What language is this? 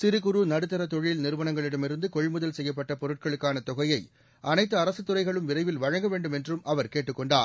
Tamil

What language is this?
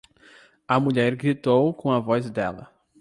Portuguese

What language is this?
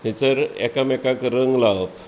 Konkani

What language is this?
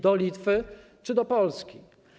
Polish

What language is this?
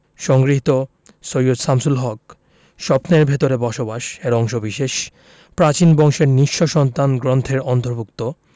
Bangla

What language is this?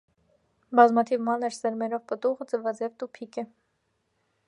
Armenian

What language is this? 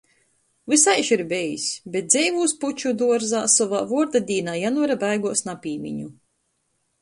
Latgalian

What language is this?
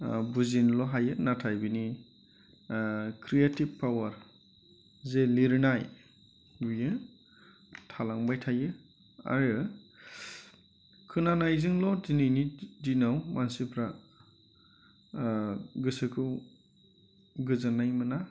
Bodo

